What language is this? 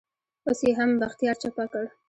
Pashto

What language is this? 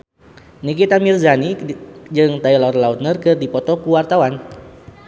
Sundanese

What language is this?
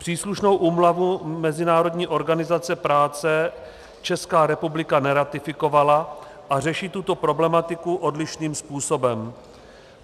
Czech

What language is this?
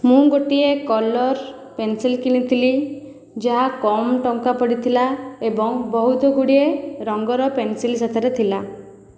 Odia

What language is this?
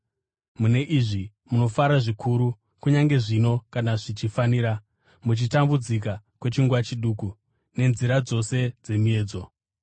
Shona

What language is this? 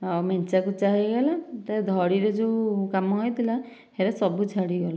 Odia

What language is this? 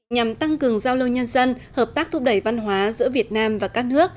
Vietnamese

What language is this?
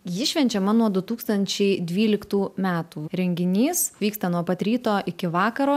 Lithuanian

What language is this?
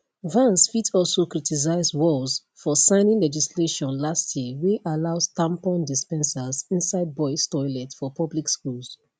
Nigerian Pidgin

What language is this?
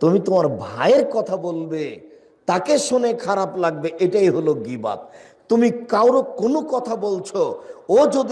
Bangla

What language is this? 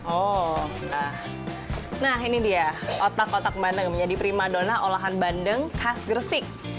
Indonesian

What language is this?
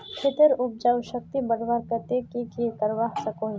Magahi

